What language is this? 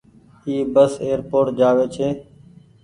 Goaria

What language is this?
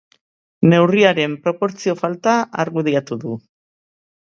Basque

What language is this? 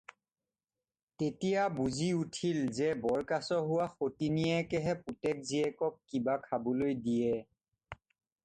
Assamese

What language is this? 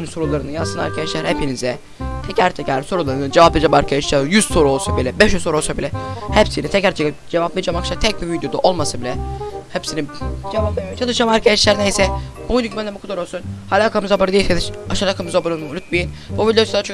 Turkish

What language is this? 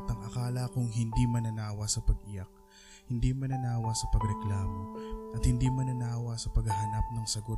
Filipino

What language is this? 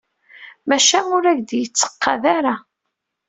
Kabyle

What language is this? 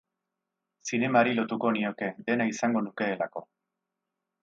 Basque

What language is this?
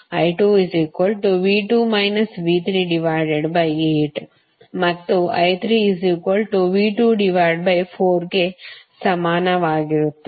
Kannada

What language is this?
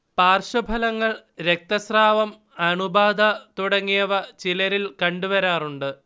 Malayalam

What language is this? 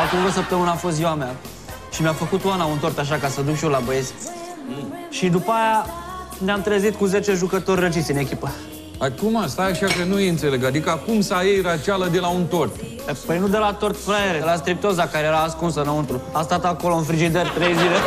Romanian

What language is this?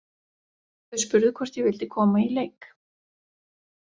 Icelandic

